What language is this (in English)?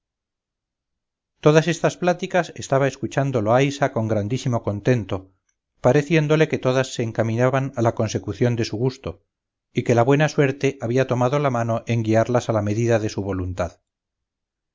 Spanish